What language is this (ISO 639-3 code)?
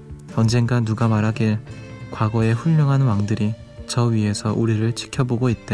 kor